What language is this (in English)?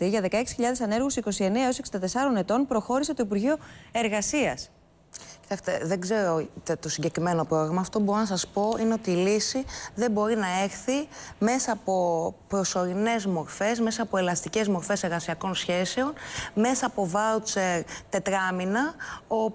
Greek